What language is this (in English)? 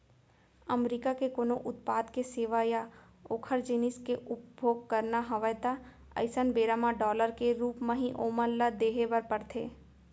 Chhattisgarhi